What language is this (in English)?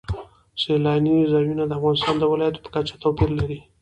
Pashto